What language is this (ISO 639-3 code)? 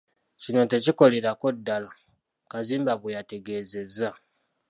lug